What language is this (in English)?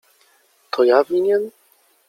Polish